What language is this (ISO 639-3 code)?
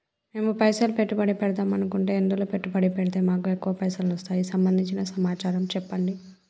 tel